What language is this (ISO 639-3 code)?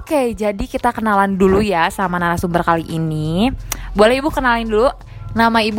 ind